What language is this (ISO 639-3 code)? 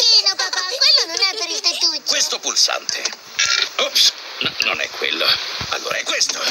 ita